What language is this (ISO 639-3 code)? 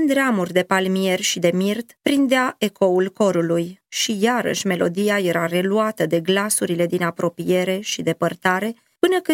ron